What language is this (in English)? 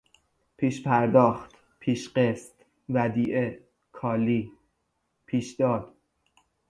Persian